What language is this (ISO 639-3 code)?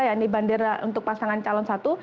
ind